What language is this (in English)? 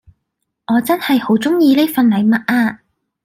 Cantonese